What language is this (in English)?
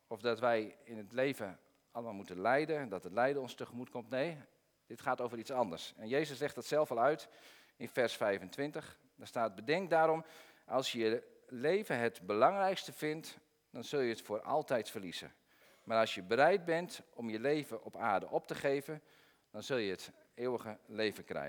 Dutch